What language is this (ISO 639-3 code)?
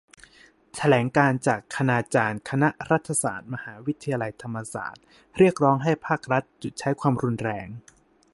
tha